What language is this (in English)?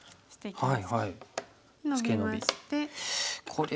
Japanese